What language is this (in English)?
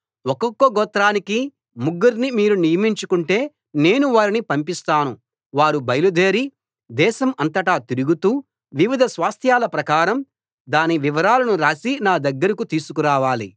Telugu